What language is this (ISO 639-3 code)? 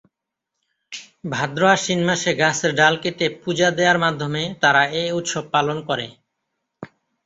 ben